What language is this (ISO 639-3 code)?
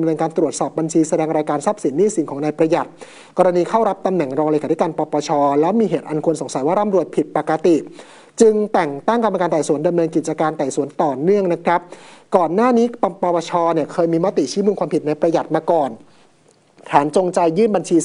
tha